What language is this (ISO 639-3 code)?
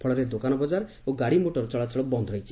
ori